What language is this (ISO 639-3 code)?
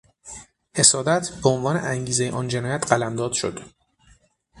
fas